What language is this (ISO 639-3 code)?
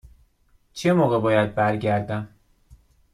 fas